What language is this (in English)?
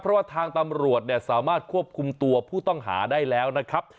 Thai